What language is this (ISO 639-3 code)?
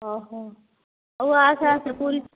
ori